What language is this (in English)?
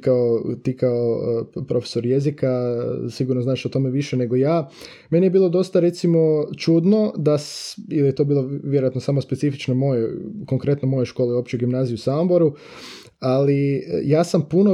Croatian